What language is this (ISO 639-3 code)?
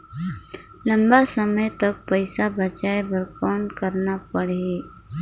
hne